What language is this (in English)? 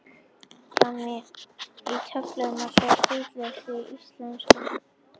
Icelandic